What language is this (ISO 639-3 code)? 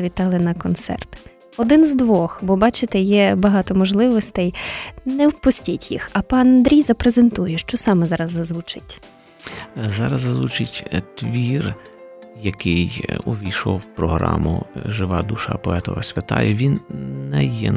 ukr